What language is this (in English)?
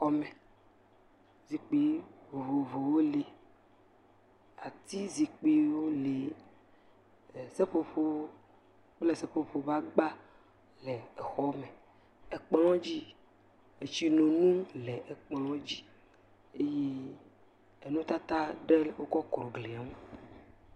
Ewe